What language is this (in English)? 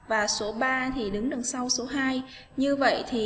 Vietnamese